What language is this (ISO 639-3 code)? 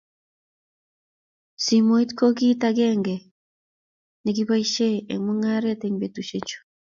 kln